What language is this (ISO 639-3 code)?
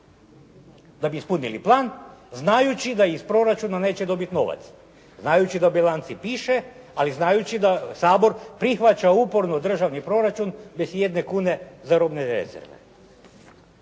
hrv